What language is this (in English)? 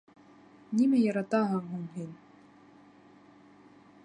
Bashkir